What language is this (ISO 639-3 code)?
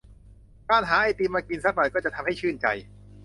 tha